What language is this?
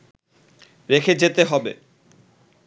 Bangla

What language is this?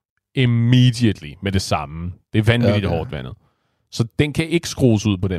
Danish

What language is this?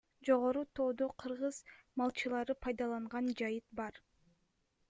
Kyrgyz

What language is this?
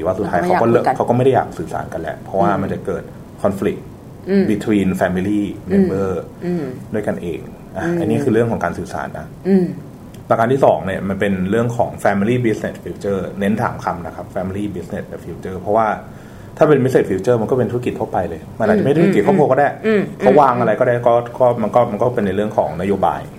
Thai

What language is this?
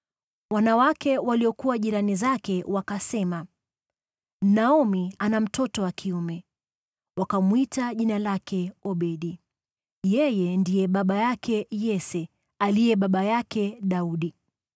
Swahili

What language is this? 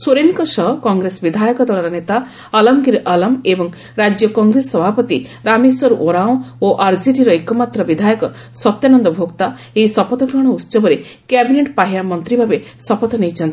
Odia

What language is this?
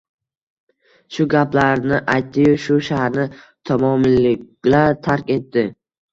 Uzbek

